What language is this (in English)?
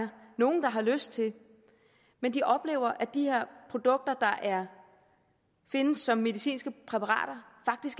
Danish